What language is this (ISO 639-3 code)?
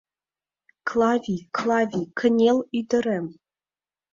chm